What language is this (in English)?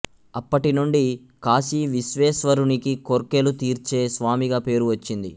Telugu